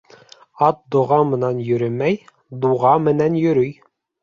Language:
Bashkir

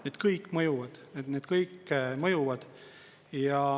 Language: Estonian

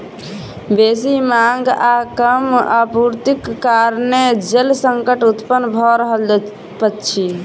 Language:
Maithili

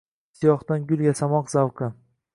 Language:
Uzbek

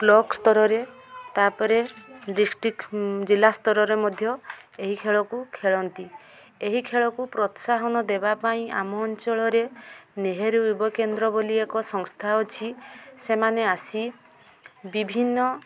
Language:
Odia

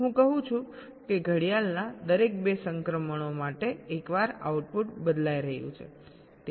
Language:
Gujarati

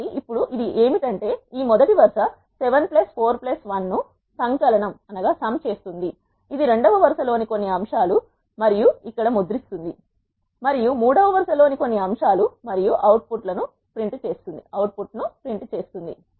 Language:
Telugu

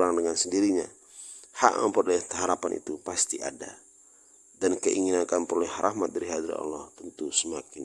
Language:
Indonesian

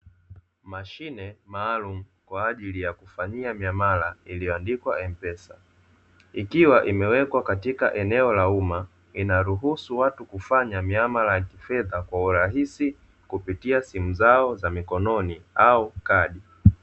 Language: Swahili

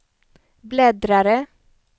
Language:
Swedish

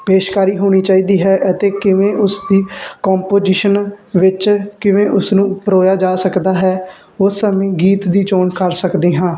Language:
Punjabi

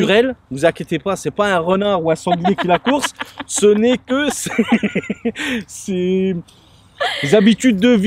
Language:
French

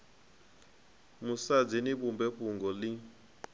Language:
Venda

